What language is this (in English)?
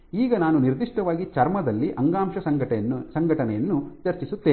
Kannada